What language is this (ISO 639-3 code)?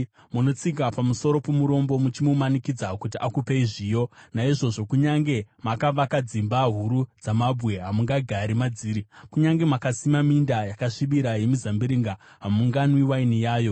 sna